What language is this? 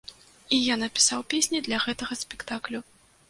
Belarusian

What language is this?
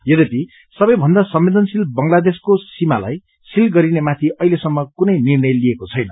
Nepali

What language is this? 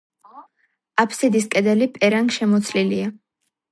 Georgian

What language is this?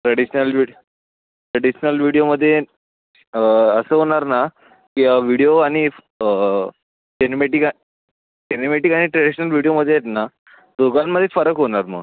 Marathi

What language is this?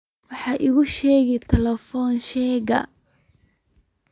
Somali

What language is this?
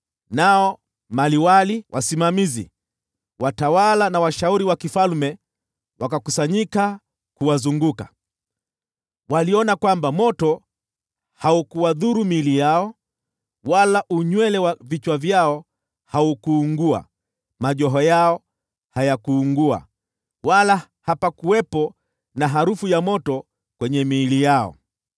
Swahili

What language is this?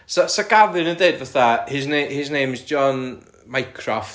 Welsh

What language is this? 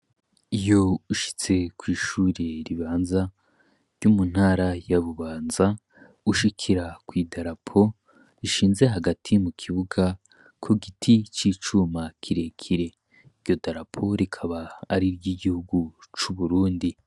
Rundi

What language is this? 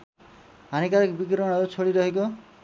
Nepali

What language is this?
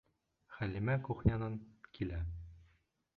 Bashkir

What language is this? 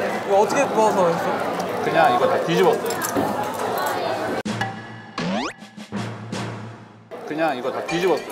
Korean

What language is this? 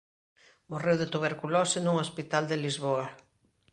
Galician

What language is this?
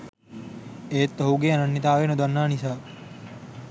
Sinhala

